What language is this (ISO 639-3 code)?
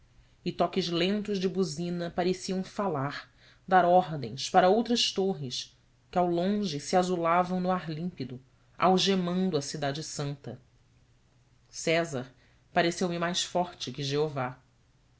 por